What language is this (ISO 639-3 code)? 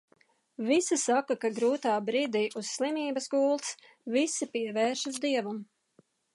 lav